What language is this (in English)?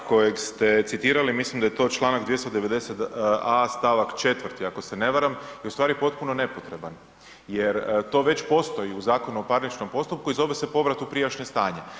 Croatian